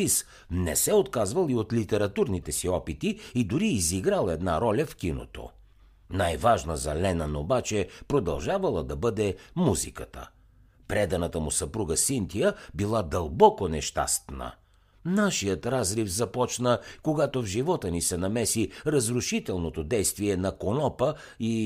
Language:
Bulgarian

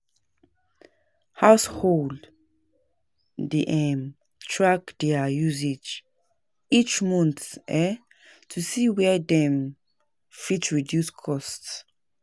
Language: Nigerian Pidgin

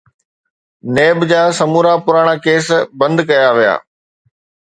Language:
Sindhi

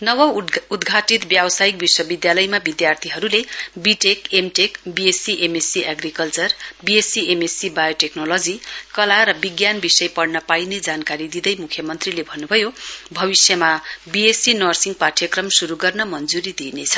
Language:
Nepali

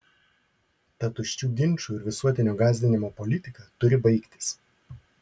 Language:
Lithuanian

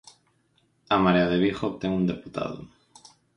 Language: Galician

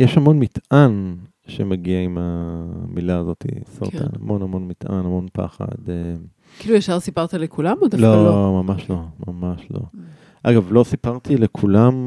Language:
Hebrew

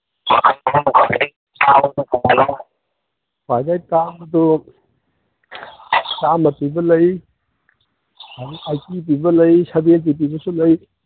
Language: Manipuri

